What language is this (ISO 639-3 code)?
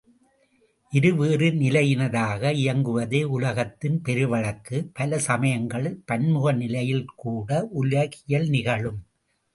tam